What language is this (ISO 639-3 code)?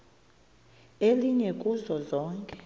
xho